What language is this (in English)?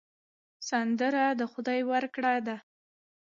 Pashto